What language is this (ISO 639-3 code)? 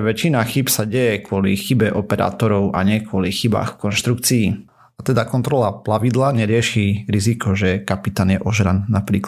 slk